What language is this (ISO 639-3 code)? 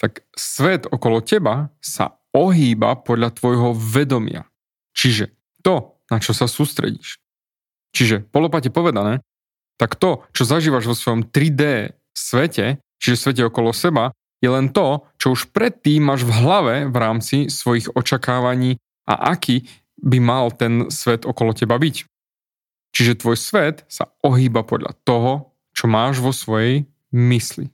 slk